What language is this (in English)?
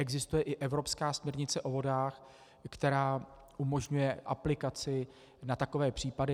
Czech